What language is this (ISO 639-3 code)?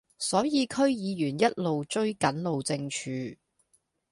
yue